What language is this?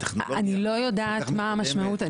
Hebrew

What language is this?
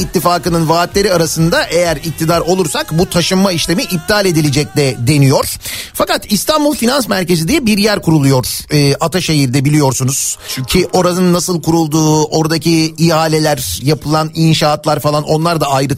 Turkish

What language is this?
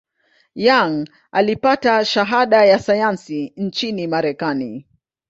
Swahili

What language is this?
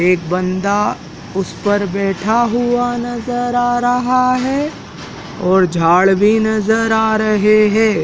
Hindi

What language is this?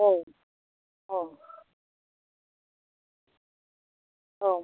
Bodo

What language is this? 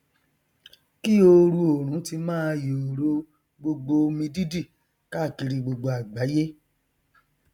Yoruba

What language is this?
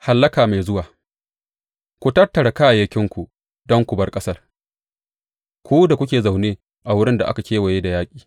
Hausa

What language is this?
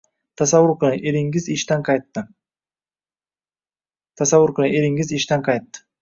Uzbek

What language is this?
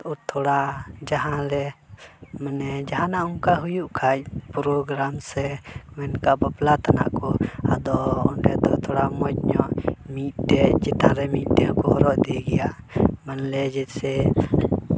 Santali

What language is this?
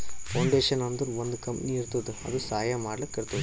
Kannada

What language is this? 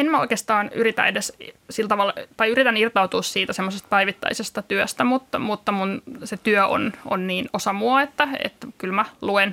Finnish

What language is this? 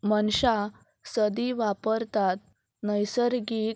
Konkani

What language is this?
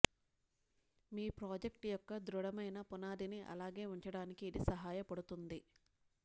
Telugu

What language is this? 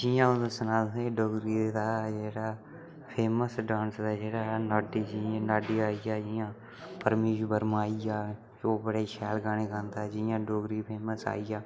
Dogri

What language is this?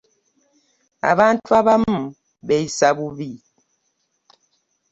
Ganda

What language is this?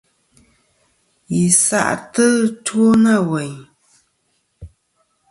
Kom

